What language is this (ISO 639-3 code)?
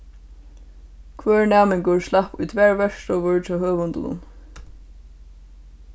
fao